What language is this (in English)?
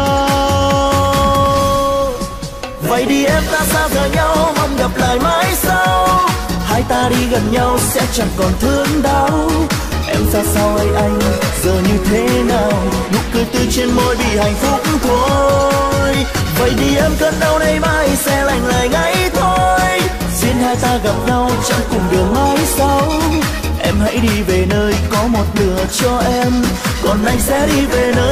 Vietnamese